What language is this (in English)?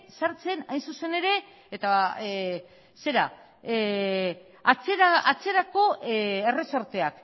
Basque